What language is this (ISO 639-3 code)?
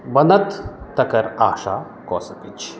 mai